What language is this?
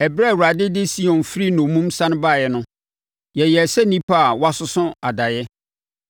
Akan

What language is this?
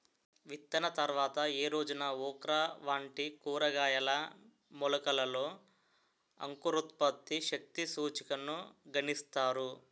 Telugu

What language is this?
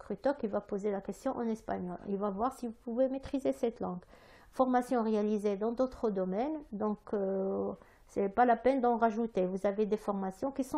French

